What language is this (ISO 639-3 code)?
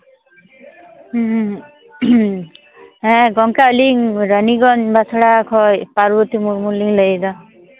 sat